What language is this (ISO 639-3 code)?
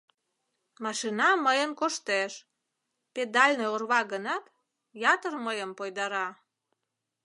chm